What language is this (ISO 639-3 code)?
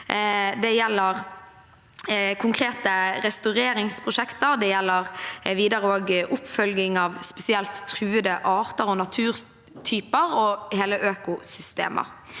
nor